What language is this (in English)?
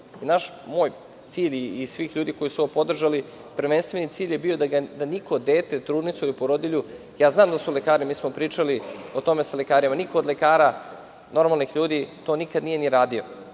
Serbian